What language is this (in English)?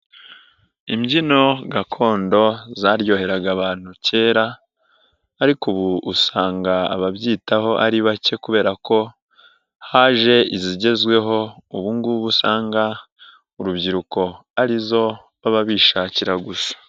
Kinyarwanda